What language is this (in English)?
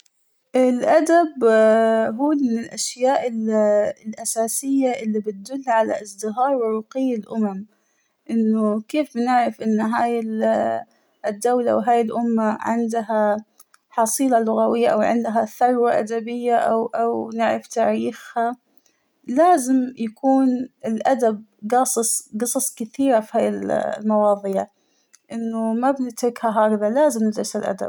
Hijazi Arabic